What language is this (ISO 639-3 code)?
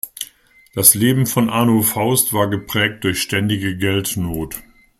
deu